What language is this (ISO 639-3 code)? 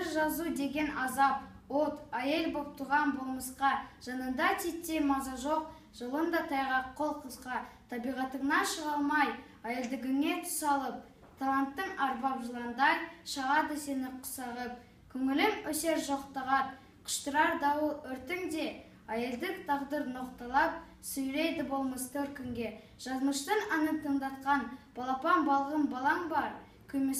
tur